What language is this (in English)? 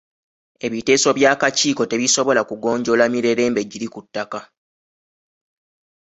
Ganda